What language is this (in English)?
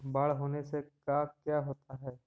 Magahi